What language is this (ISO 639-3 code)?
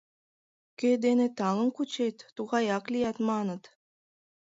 chm